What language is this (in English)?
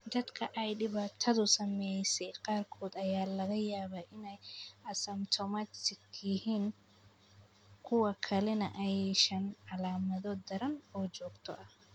Somali